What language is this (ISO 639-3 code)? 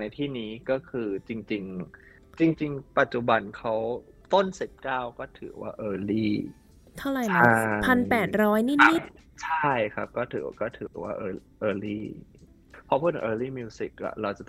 tha